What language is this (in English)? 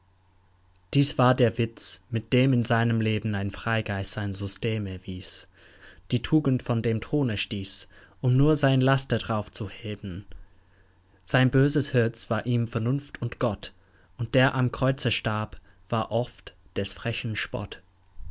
German